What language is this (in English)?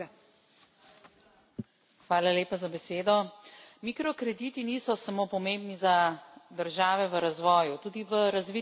Slovenian